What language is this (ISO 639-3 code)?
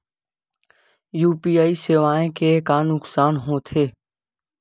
hne